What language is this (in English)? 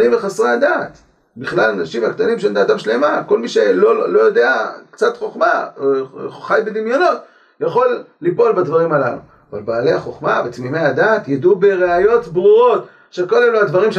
Hebrew